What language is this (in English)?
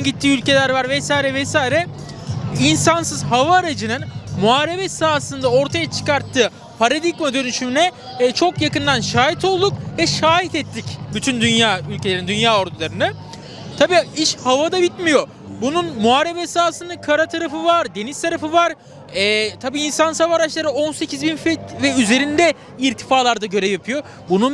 Turkish